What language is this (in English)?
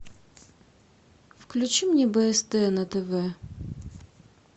Russian